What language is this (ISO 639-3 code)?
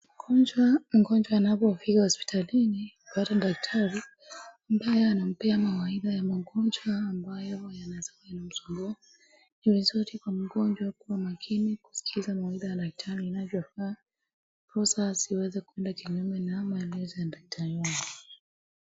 swa